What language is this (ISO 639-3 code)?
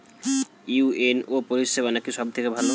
ben